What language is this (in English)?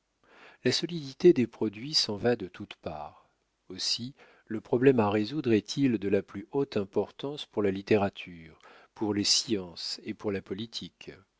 French